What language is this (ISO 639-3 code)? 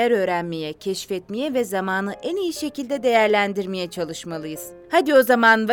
tur